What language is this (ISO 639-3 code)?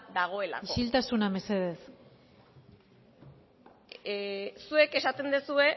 eus